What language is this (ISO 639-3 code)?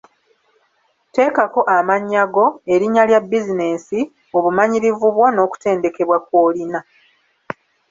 lug